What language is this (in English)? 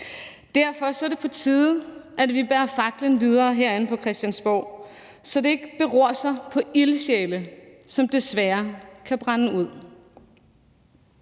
Danish